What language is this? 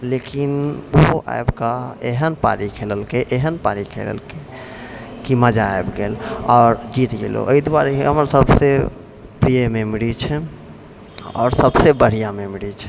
Maithili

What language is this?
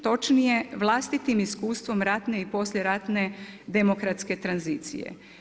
Croatian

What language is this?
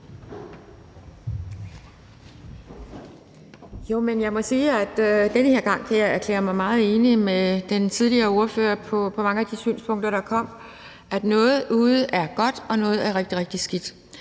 Danish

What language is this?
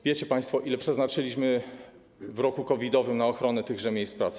Polish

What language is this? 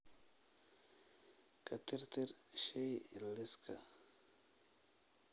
Somali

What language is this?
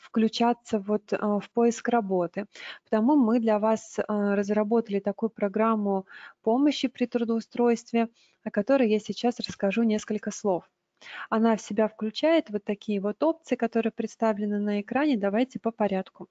Russian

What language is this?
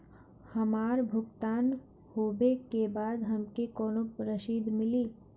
Bhojpuri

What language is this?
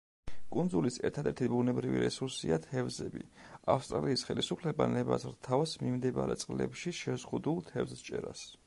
Georgian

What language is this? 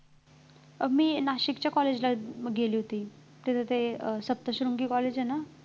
Marathi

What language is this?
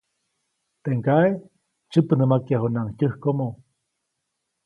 Copainalá Zoque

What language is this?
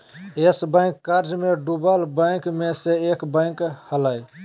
Magahi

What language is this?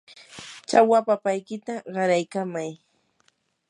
Yanahuanca Pasco Quechua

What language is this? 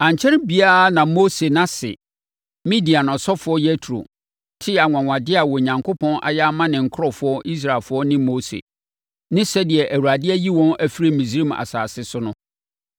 Akan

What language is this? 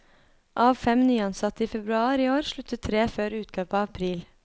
Norwegian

